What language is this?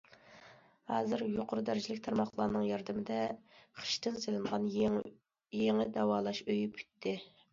Uyghur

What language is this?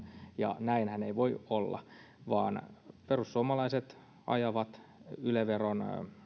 Finnish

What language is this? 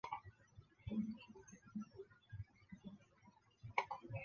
Chinese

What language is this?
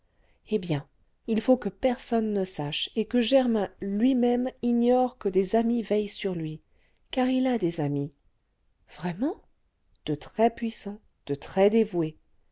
French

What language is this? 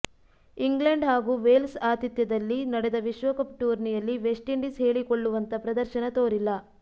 Kannada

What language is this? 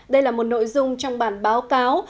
Vietnamese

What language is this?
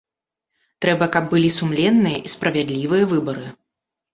Belarusian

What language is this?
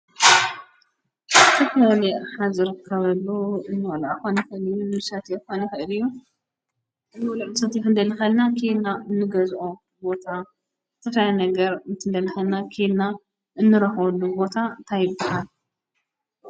Tigrinya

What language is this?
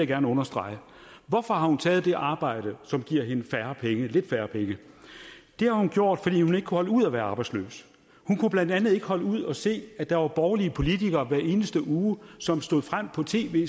Danish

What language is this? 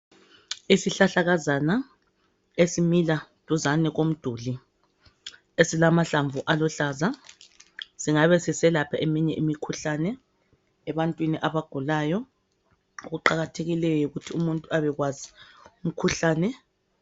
North Ndebele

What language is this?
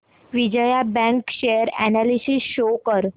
Marathi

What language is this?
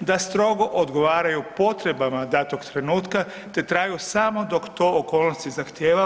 Croatian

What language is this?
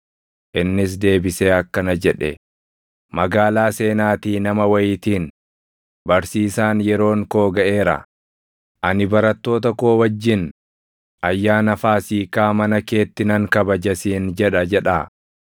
Oromo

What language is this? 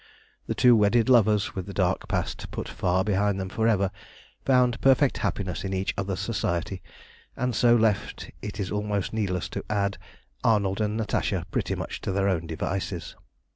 English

